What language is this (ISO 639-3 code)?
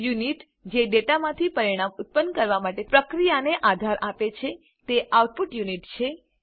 guj